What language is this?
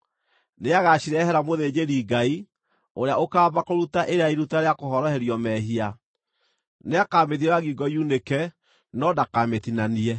Kikuyu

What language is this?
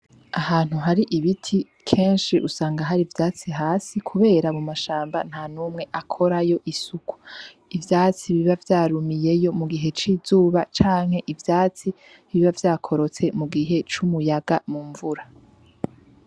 Rundi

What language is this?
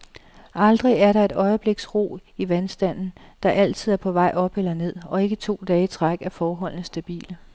Danish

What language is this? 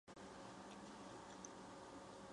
Chinese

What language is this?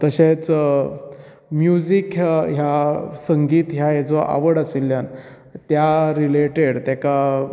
Konkani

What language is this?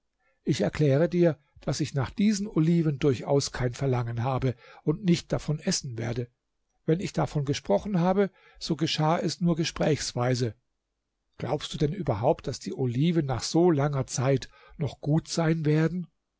German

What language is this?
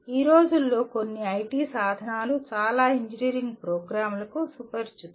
Telugu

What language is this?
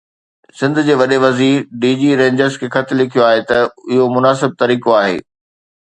Sindhi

